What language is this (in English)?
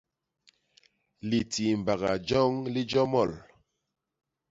Basaa